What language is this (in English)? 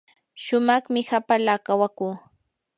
Yanahuanca Pasco Quechua